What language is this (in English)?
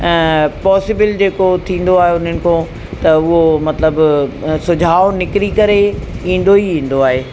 Sindhi